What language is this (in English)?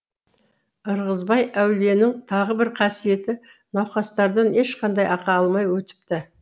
Kazakh